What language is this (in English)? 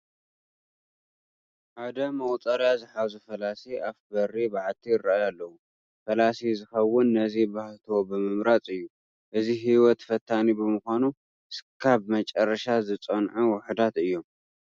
Tigrinya